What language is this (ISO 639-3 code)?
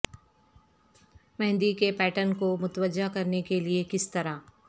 urd